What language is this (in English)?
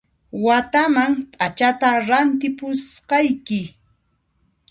Puno Quechua